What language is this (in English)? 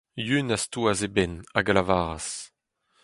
Breton